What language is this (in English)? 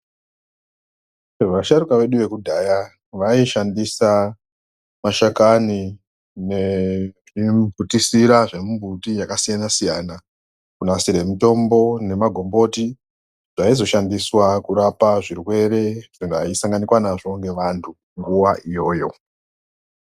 Ndau